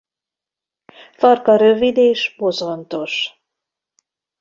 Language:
Hungarian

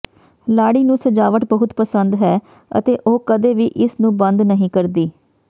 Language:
Punjabi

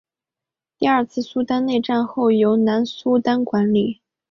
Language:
Chinese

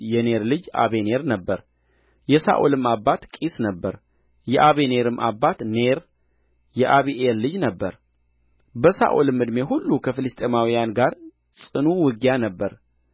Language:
Amharic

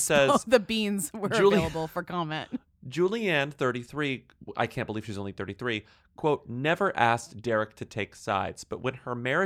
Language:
English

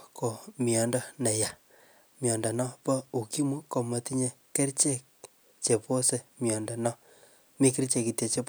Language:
Kalenjin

